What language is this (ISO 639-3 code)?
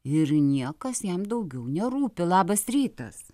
lit